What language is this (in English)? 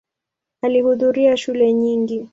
Swahili